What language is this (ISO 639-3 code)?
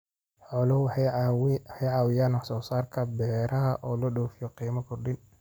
som